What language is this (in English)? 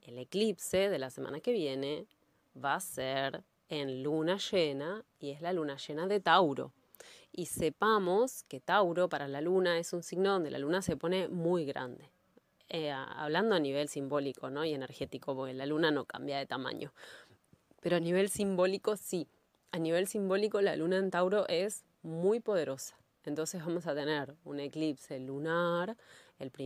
Spanish